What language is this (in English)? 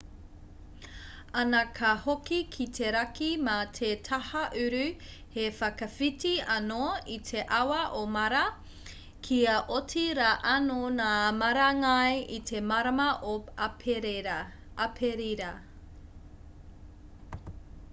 Māori